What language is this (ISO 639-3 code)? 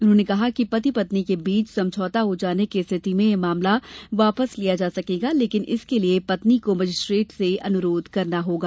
hin